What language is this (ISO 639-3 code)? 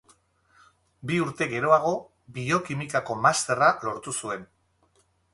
eus